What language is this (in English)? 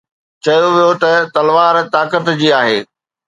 Sindhi